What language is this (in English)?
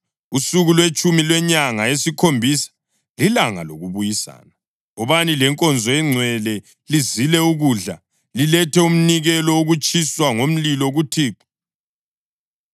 North Ndebele